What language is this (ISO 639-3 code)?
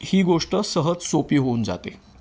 mar